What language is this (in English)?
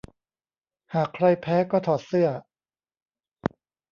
Thai